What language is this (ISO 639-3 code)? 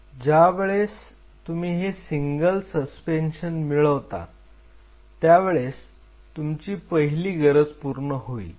mar